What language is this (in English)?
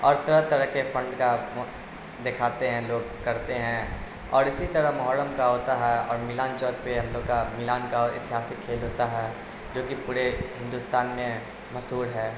Urdu